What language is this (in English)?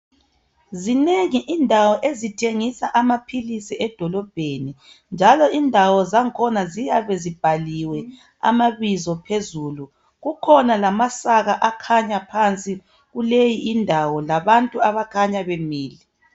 North Ndebele